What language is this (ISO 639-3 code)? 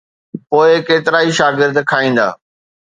snd